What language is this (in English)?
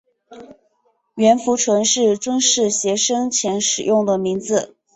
Chinese